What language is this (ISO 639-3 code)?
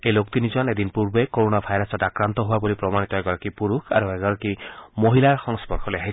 asm